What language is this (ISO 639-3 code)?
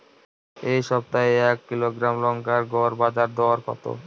ben